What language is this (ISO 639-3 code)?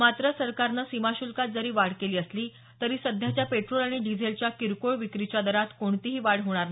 mar